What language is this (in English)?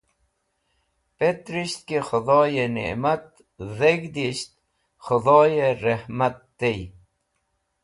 Wakhi